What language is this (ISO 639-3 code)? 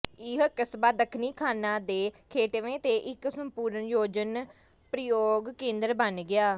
pan